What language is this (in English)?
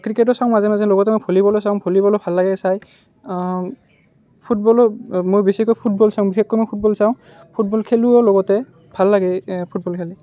Assamese